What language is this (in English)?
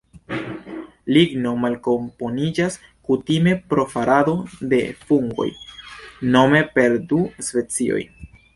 Esperanto